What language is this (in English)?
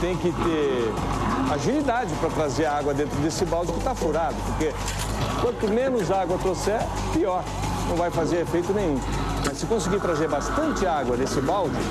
Portuguese